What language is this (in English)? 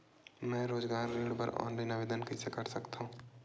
Chhattisgarhi